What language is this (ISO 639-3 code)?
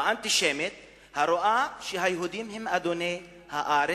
heb